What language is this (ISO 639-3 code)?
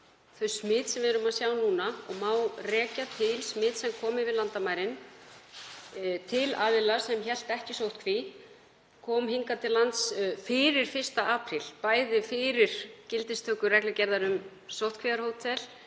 isl